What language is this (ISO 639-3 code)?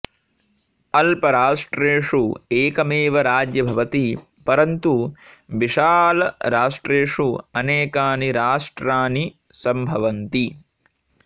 san